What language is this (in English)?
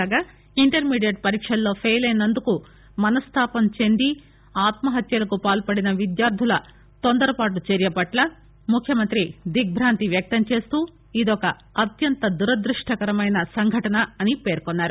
Telugu